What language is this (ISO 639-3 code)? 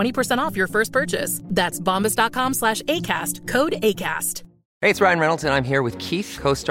urd